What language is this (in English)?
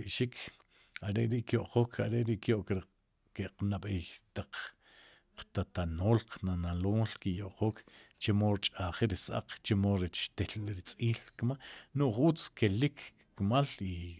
Sipacapense